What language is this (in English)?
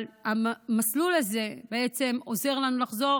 Hebrew